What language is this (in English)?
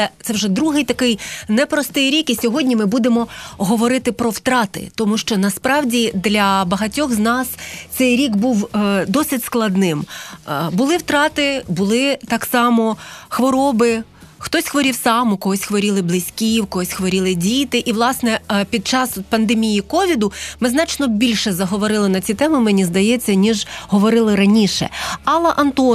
Ukrainian